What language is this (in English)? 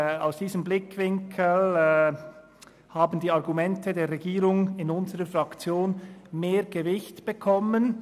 Swiss German